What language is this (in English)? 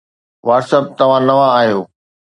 Sindhi